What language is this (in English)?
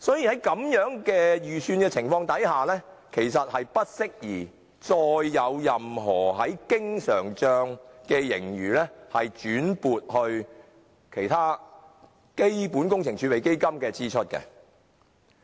Cantonese